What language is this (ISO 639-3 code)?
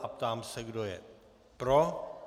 ces